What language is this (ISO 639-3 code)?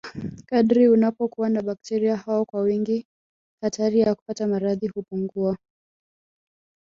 swa